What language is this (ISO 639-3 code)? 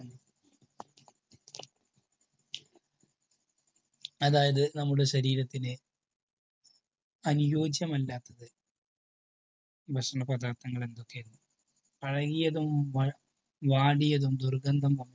mal